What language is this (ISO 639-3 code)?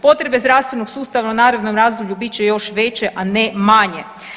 hrv